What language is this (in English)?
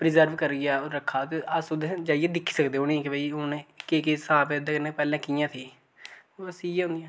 Dogri